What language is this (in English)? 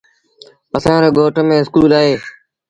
Sindhi Bhil